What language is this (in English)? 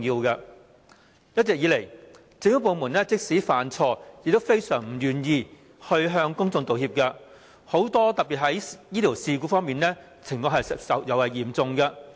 Cantonese